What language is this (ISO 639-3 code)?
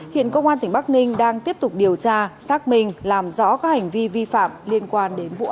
vie